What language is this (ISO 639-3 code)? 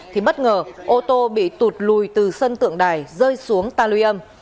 vie